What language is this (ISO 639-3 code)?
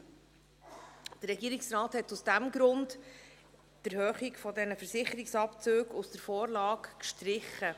gsw